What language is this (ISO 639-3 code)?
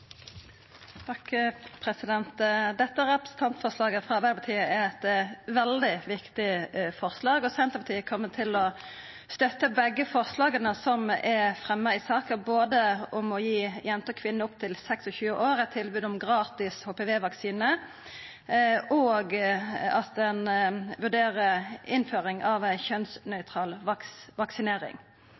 nno